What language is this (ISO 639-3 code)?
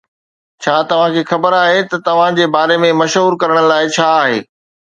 snd